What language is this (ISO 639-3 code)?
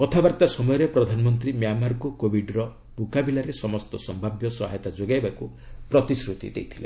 ori